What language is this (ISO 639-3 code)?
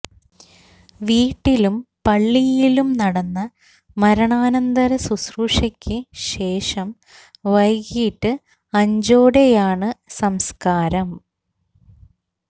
mal